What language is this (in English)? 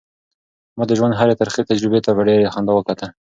Pashto